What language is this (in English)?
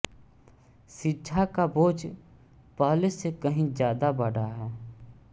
Hindi